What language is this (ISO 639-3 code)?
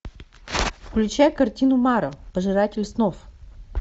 rus